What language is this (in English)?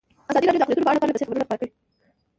Pashto